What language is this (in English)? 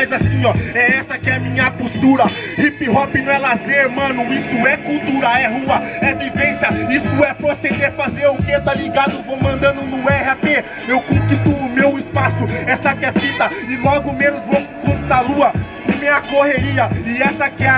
Portuguese